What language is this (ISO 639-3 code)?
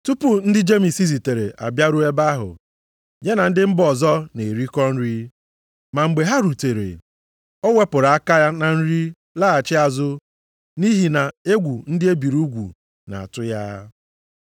ibo